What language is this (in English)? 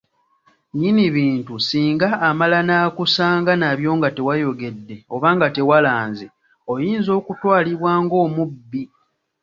Ganda